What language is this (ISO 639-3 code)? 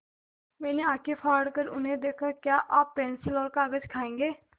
hin